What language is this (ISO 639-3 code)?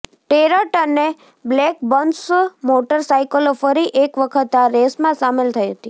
guj